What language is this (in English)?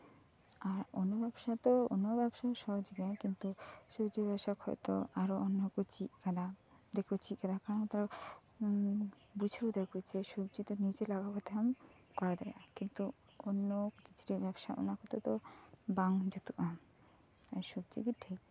Santali